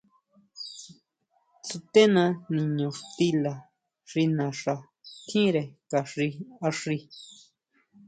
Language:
Huautla Mazatec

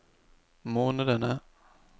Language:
Norwegian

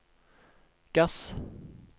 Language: Norwegian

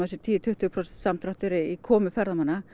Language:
Icelandic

